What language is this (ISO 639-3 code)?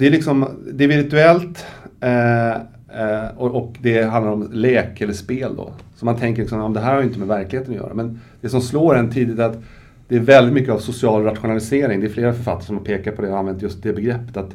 swe